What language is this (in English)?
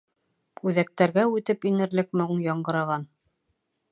Bashkir